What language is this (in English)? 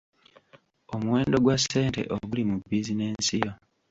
Ganda